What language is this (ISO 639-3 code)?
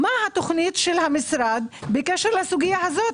heb